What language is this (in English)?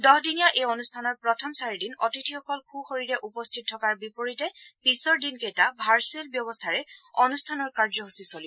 Assamese